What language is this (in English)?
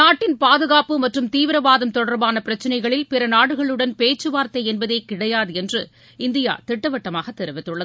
Tamil